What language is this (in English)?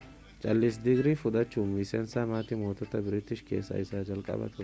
Oromo